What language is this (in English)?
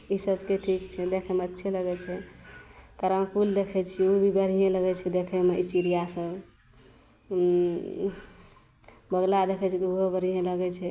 Maithili